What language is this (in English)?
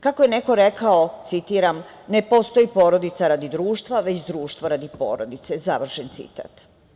Serbian